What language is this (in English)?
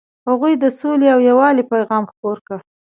Pashto